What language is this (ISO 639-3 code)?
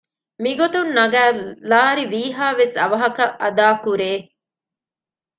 div